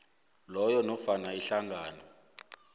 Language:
South Ndebele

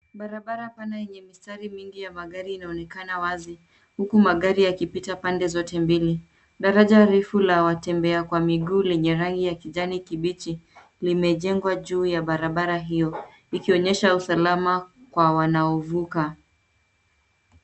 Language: Swahili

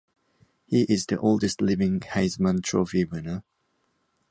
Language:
English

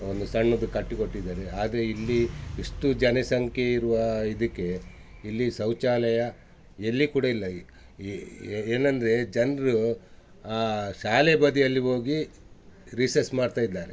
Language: Kannada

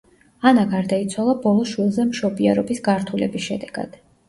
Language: Georgian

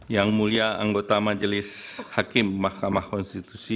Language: Indonesian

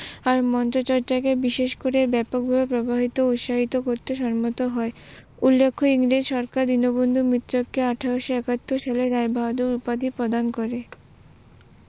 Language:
Bangla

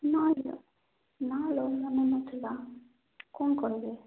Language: Odia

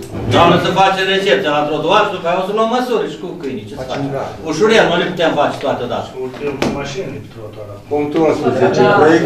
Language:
Romanian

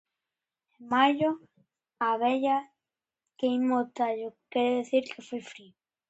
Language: Galician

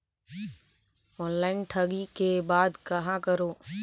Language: Chhattisgarhi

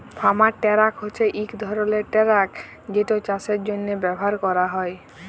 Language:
Bangla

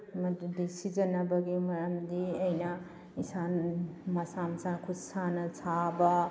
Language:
Manipuri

